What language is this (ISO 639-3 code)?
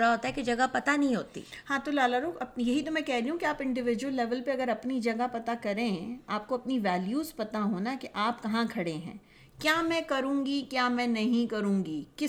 urd